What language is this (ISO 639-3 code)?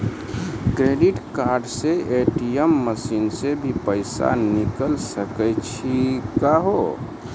mai